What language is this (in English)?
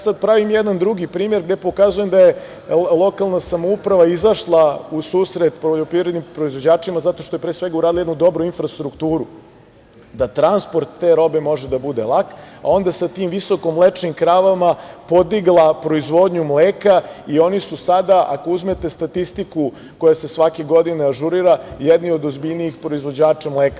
Serbian